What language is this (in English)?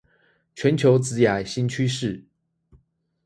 Chinese